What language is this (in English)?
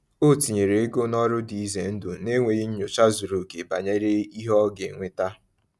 Igbo